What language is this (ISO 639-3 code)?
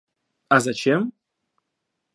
rus